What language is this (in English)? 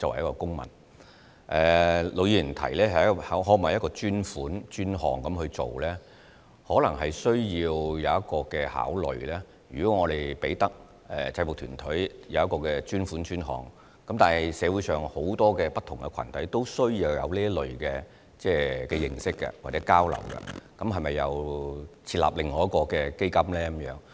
Cantonese